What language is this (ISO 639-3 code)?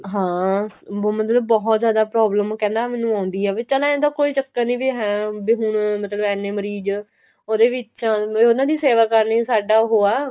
pan